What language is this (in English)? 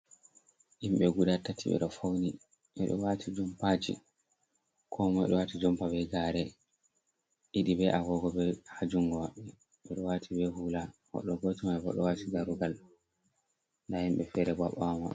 Fula